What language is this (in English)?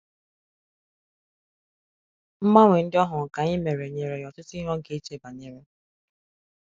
Igbo